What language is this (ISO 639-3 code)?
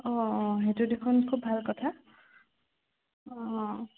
asm